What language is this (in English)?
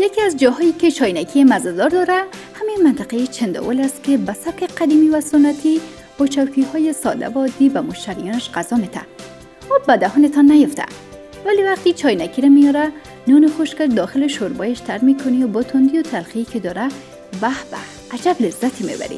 Persian